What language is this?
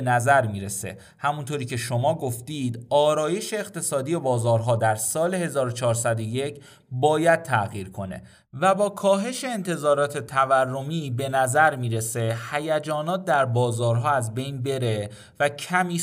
Persian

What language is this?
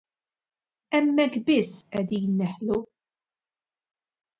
Maltese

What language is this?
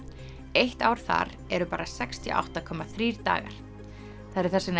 Icelandic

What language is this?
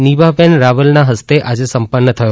Gujarati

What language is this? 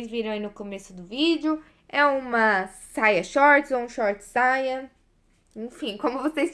Portuguese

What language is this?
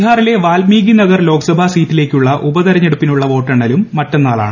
Malayalam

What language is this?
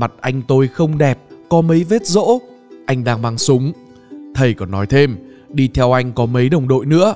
Vietnamese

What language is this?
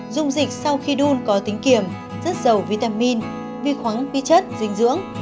Vietnamese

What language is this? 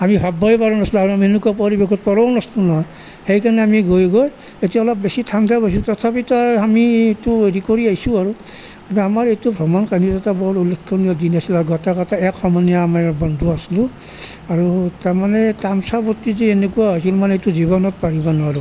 Assamese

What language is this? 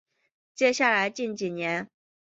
Chinese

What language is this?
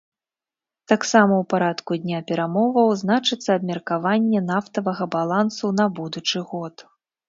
Belarusian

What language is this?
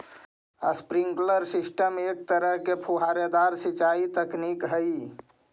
Magahi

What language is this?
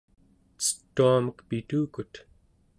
Central Yupik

